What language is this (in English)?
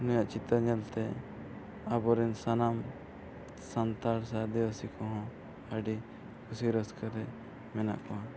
Santali